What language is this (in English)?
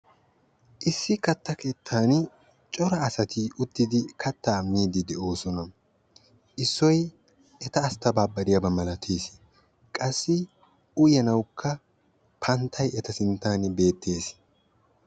Wolaytta